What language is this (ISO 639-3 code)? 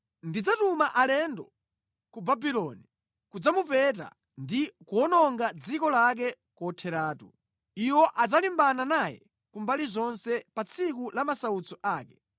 nya